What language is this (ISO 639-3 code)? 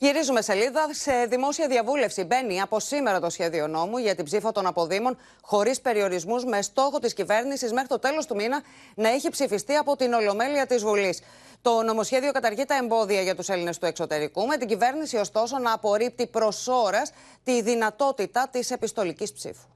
ell